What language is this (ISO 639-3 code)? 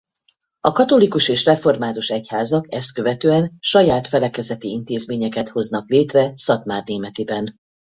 hun